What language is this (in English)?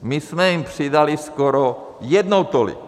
Czech